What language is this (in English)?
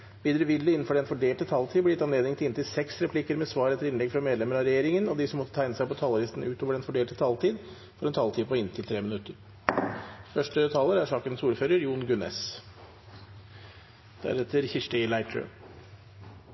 Norwegian Bokmål